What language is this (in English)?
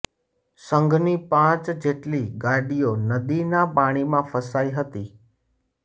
Gujarati